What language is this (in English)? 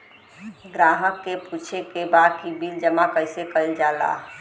Bhojpuri